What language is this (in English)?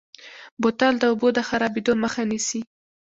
Pashto